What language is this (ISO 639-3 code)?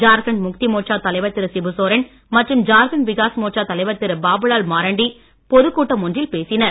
tam